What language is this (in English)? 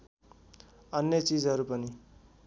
Nepali